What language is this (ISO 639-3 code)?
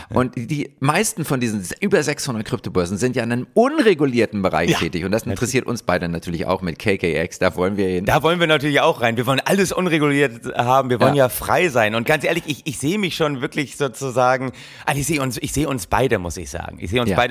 deu